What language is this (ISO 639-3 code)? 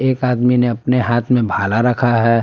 hin